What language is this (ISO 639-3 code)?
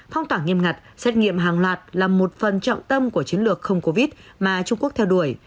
vie